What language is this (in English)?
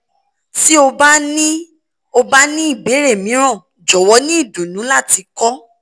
Yoruba